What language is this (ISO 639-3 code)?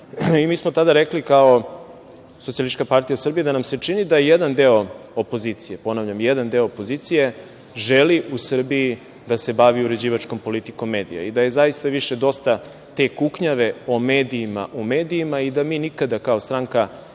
srp